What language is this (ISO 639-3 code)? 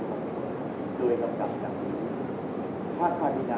tha